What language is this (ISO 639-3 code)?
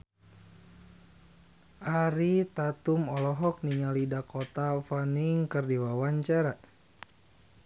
sun